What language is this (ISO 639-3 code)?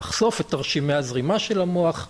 heb